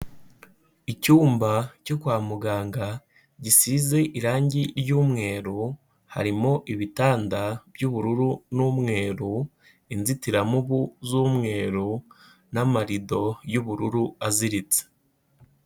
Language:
Kinyarwanda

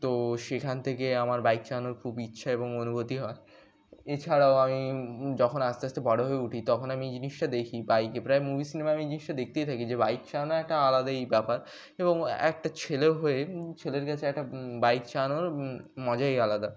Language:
Bangla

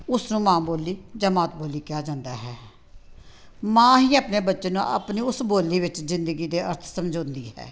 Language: Punjabi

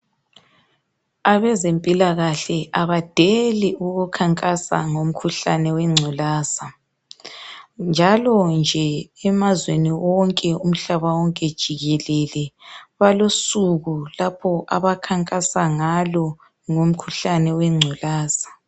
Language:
North Ndebele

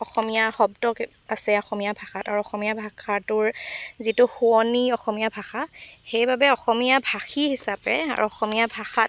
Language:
Assamese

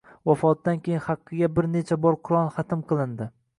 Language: Uzbek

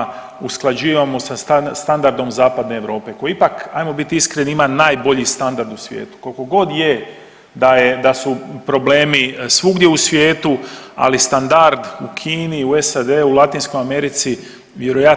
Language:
Croatian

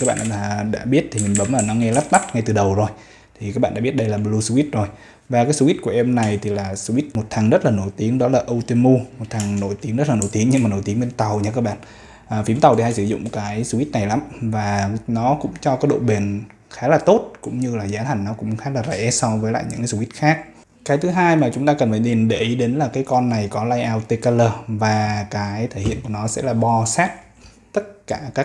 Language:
Vietnamese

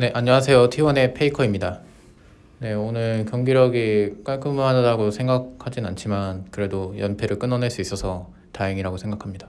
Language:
Korean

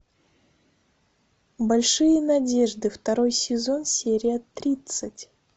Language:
Russian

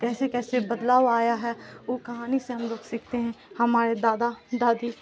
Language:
Urdu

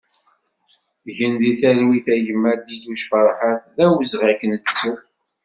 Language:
Kabyle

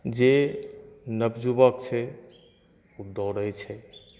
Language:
Maithili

